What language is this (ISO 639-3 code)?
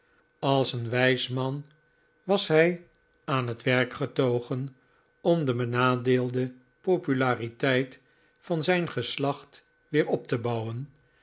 nld